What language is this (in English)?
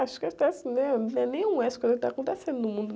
Portuguese